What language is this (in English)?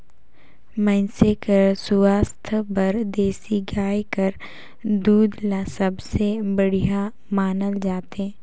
Chhattisgarhi